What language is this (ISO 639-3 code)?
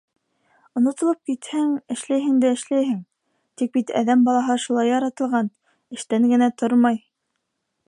bak